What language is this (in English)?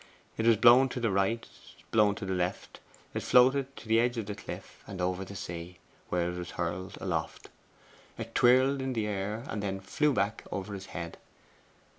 English